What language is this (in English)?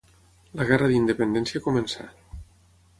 Catalan